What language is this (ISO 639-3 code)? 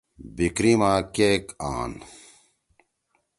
trw